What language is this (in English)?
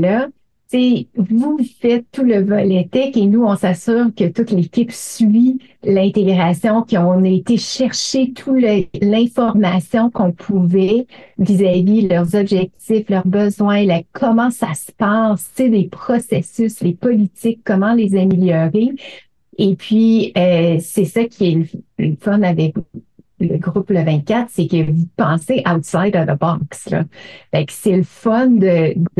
French